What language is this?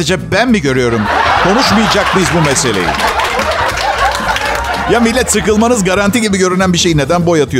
Turkish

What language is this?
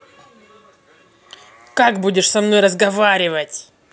Russian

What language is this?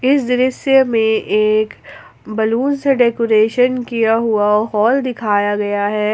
Hindi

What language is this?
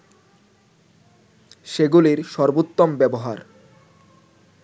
Bangla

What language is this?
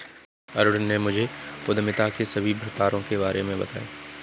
Hindi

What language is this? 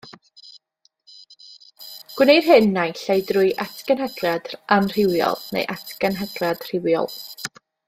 Welsh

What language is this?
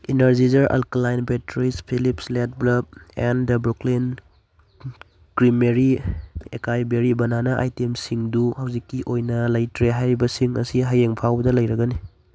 Manipuri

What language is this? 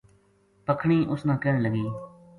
Gujari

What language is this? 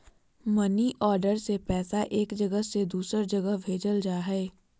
Magahi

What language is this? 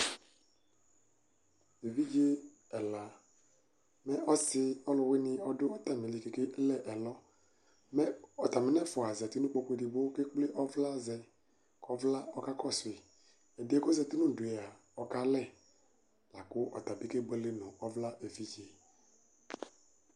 Ikposo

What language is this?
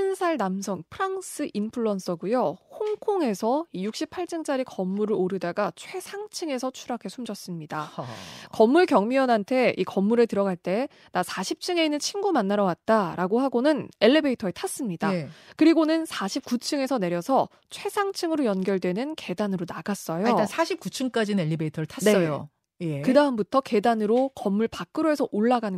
Korean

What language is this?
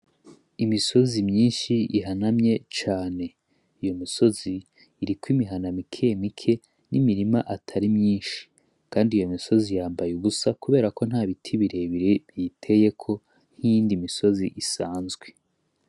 Rundi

